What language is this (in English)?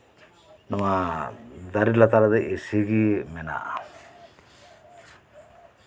Santali